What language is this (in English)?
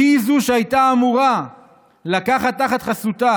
Hebrew